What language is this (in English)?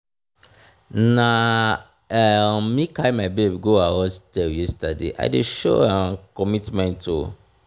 Nigerian Pidgin